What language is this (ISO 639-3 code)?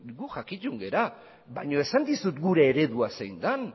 eus